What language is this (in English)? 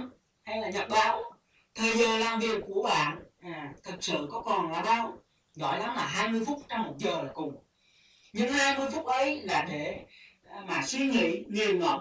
Vietnamese